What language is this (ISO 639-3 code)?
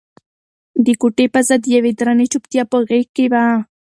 pus